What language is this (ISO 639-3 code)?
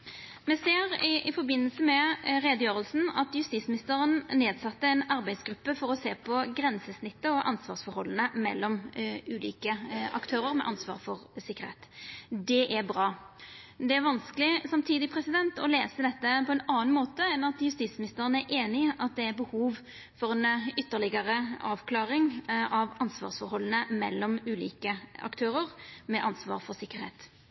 nno